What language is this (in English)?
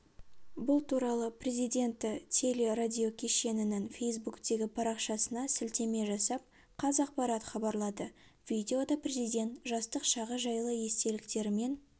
Kazakh